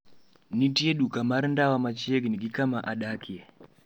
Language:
Luo (Kenya and Tanzania)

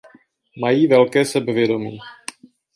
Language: Czech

